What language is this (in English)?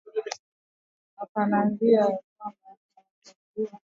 Swahili